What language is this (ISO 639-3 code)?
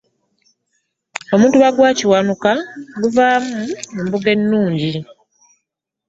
lug